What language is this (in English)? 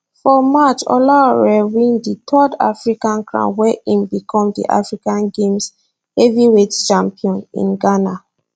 Nigerian Pidgin